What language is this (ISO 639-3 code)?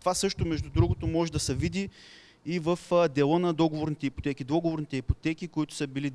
bul